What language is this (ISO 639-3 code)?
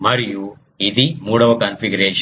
tel